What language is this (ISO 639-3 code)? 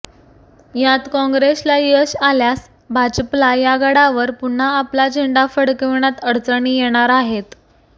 mar